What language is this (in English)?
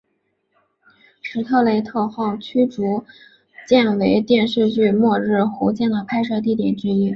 Chinese